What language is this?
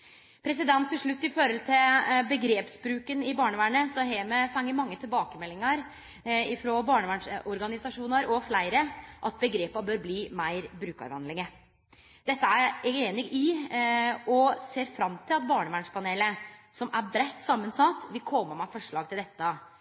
Norwegian Nynorsk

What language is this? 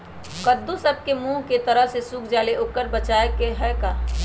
Magahi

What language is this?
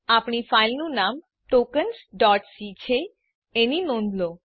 Gujarati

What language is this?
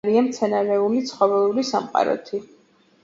Georgian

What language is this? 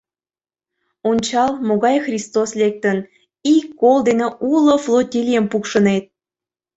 Mari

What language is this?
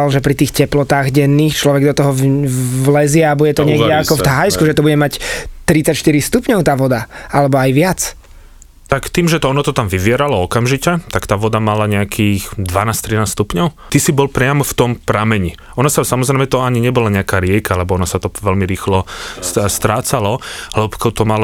Slovak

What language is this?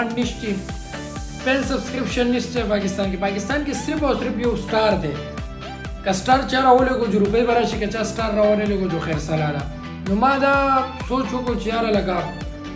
Romanian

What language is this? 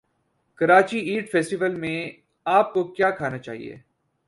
Urdu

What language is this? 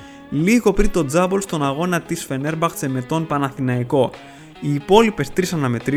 Greek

